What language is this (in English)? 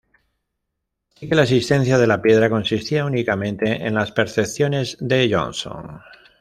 Spanish